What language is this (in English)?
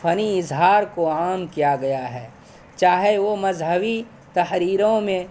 Urdu